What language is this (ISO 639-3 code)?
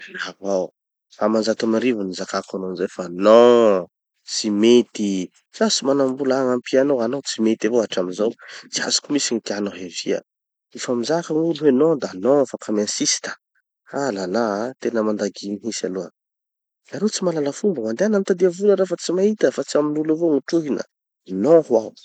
txy